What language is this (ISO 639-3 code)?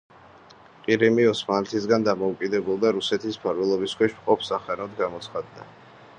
kat